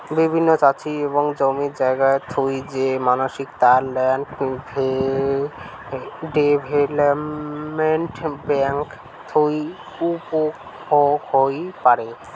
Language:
Bangla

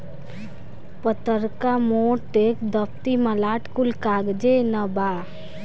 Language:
Bhojpuri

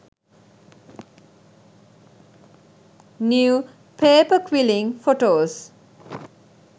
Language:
Sinhala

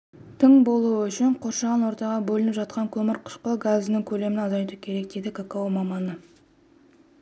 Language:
Kazakh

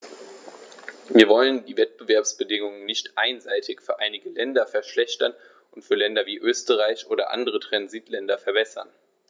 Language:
German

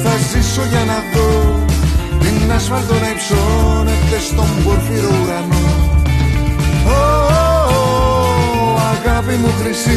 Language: Greek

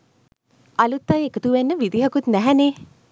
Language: Sinhala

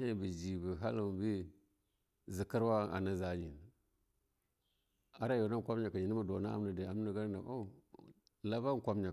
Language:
Longuda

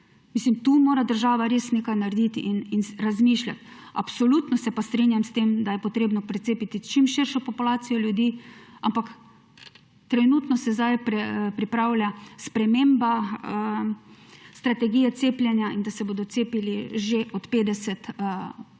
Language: Slovenian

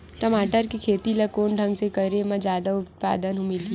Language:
Chhattisgarhi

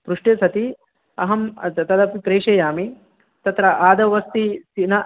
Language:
Sanskrit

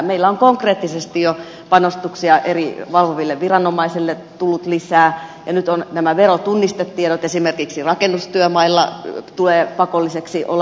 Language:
Finnish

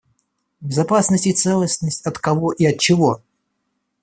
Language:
Russian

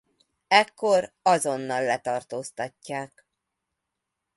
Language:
Hungarian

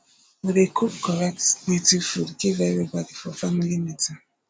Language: Nigerian Pidgin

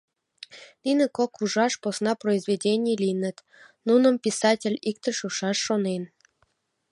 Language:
Mari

